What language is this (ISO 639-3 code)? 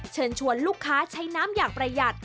tha